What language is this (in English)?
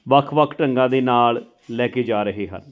Punjabi